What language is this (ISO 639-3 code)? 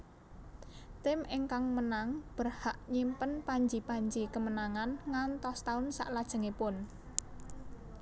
jav